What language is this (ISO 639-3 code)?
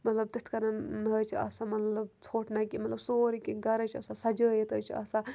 kas